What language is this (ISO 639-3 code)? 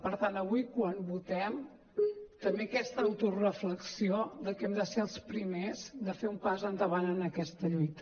cat